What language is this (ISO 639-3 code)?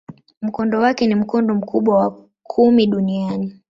swa